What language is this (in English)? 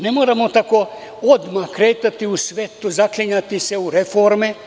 Serbian